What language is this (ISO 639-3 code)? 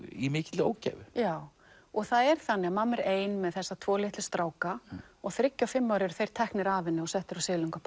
isl